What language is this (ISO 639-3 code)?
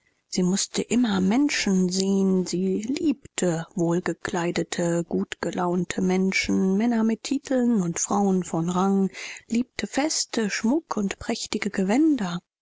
deu